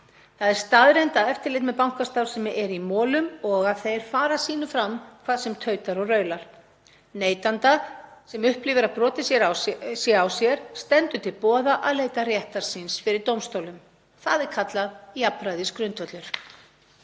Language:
Icelandic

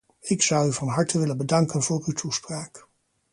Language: Dutch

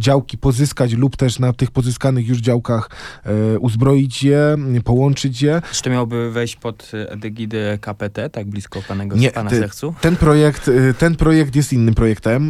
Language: Polish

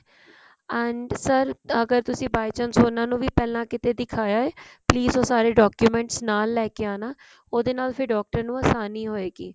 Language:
Punjabi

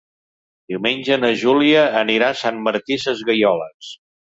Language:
Catalan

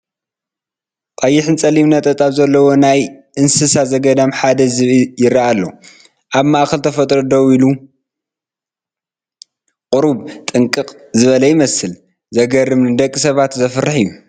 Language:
Tigrinya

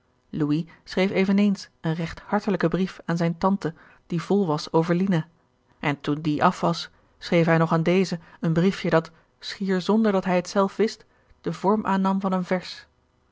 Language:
Dutch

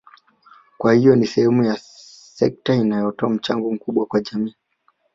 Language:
Swahili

